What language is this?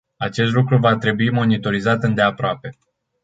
Romanian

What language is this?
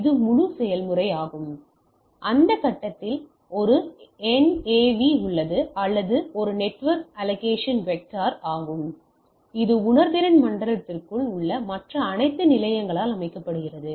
Tamil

